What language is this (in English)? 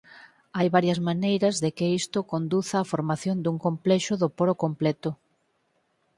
Galician